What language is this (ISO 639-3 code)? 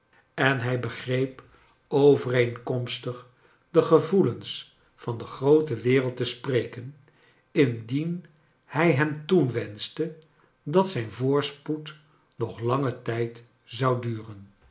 nld